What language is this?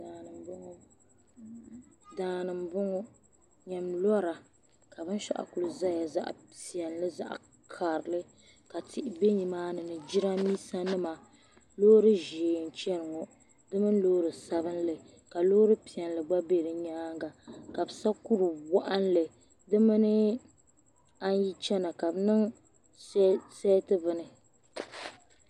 Dagbani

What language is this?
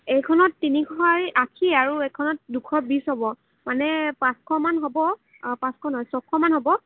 Assamese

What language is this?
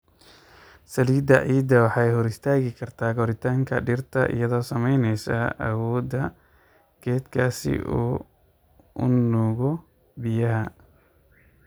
Somali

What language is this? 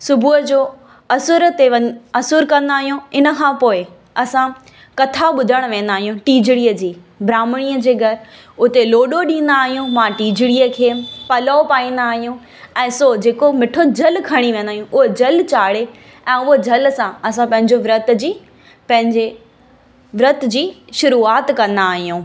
Sindhi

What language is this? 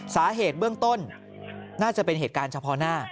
Thai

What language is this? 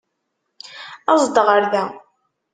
Kabyle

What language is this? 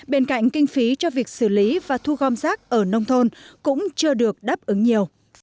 Vietnamese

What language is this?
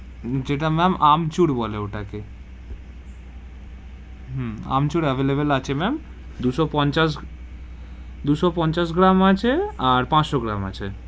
Bangla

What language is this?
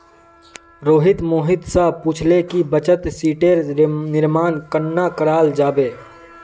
Magahi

